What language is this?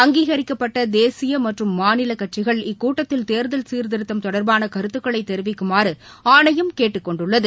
Tamil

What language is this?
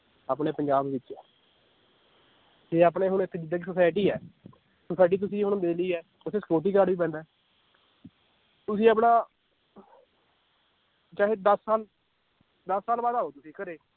Punjabi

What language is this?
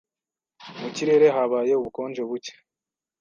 Kinyarwanda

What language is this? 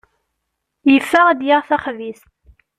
Kabyle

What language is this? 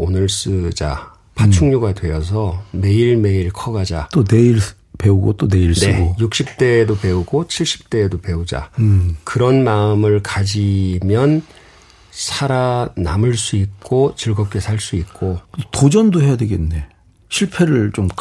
Korean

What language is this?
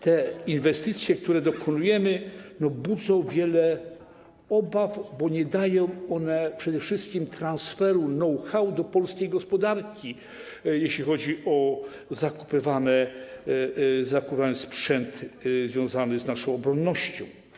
Polish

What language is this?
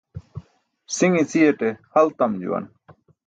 Burushaski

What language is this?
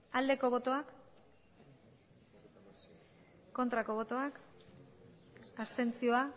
Basque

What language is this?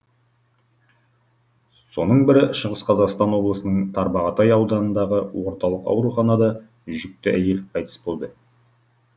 Kazakh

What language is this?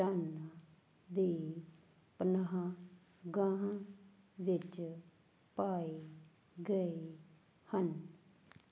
Punjabi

